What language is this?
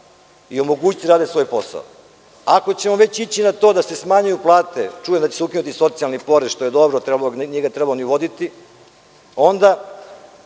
Serbian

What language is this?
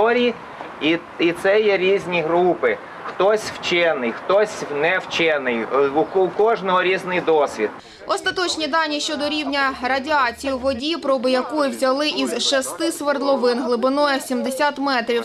Ukrainian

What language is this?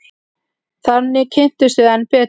Icelandic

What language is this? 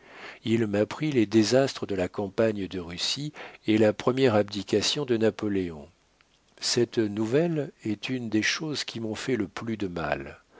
French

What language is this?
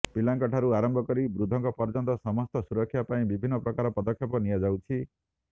Odia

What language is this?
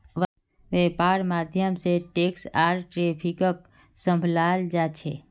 Magahi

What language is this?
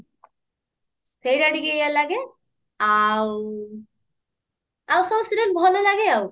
Odia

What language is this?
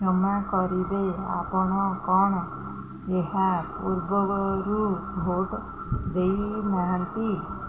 Odia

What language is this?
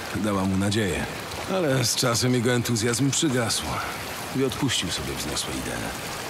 Polish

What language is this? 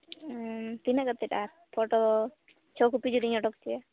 Santali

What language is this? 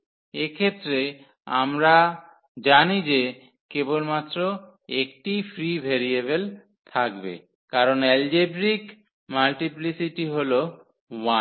Bangla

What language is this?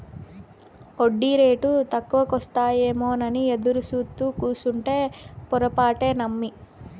Telugu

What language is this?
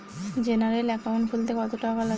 Bangla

